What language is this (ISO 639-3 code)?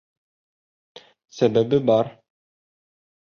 bak